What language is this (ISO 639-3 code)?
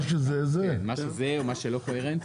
heb